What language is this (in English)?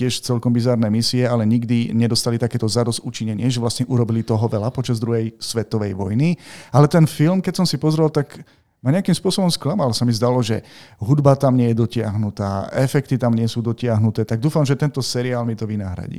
Slovak